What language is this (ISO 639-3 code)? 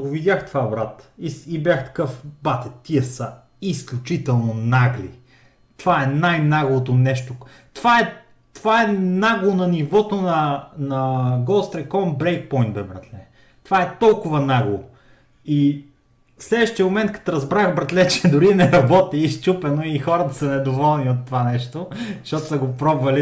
bul